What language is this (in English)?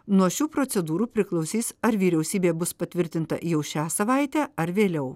Lithuanian